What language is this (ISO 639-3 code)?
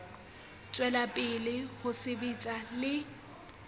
sot